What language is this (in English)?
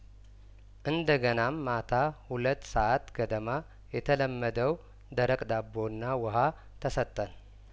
Amharic